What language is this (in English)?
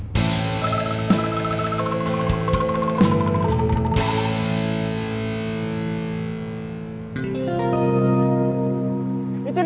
Indonesian